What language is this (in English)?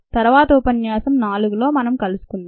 Telugu